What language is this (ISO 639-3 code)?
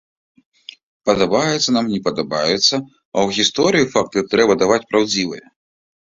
bel